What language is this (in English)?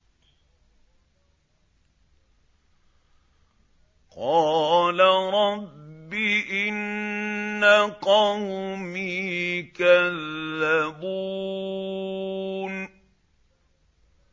Arabic